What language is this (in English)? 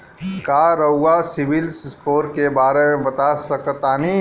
Bhojpuri